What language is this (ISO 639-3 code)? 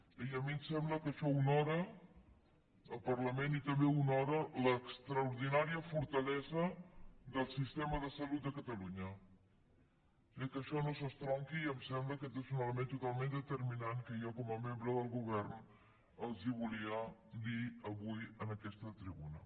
cat